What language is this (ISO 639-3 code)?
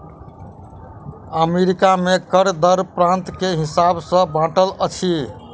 mai